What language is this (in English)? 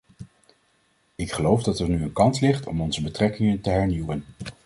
Dutch